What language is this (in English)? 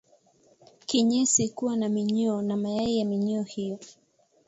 Swahili